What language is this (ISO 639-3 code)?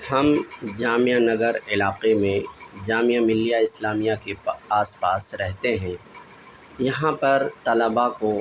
urd